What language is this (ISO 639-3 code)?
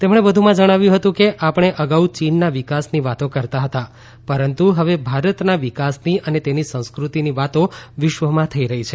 guj